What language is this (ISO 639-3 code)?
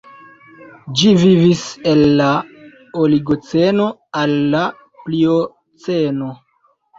epo